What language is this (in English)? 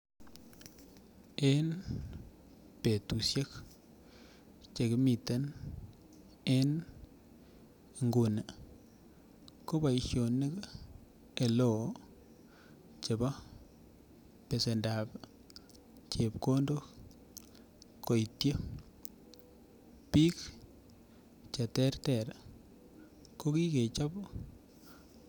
Kalenjin